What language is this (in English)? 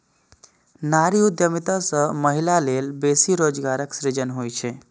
Maithili